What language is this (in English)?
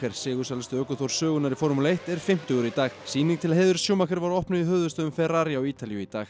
Icelandic